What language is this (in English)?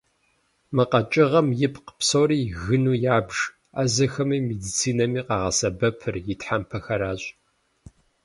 Kabardian